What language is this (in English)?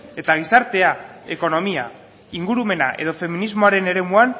Basque